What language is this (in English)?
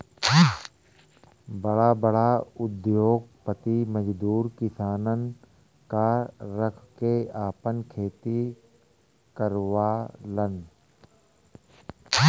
Bhojpuri